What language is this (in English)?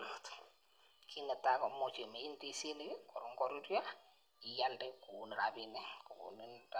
Kalenjin